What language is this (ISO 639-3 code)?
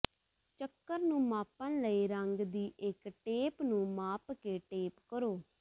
pan